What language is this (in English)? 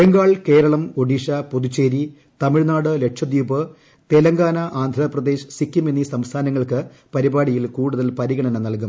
Malayalam